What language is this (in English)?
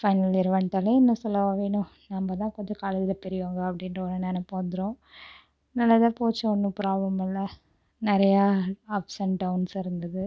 Tamil